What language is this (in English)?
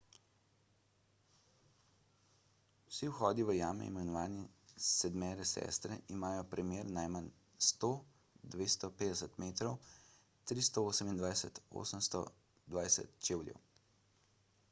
Slovenian